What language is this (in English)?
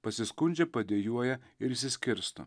Lithuanian